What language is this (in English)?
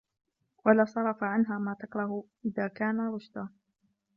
Arabic